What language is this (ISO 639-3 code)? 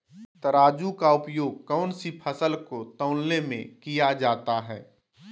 mag